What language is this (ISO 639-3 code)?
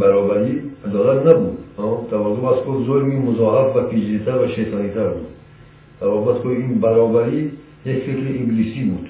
fas